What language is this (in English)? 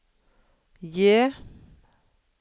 Norwegian